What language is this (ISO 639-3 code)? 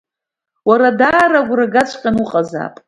abk